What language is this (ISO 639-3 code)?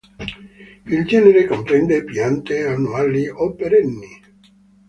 ita